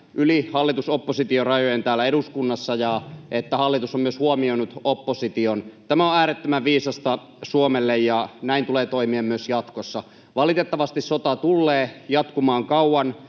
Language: Finnish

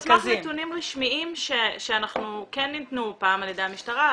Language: Hebrew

